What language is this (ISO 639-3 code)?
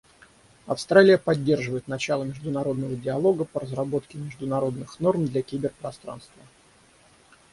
rus